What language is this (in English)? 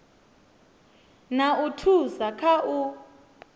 Venda